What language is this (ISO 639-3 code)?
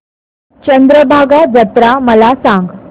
mar